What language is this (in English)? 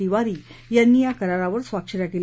Marathi